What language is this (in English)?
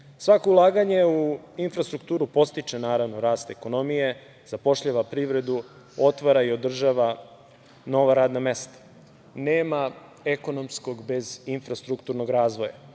Serbian